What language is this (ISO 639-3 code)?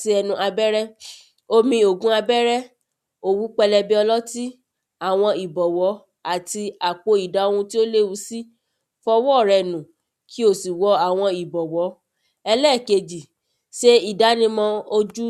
yor